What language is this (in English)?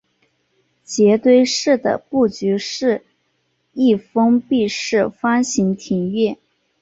Chinese